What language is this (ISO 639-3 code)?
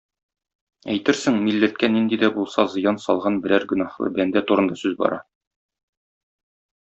tat